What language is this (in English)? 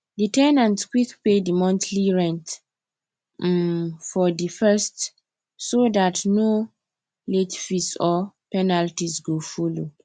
Nigerian Pidgin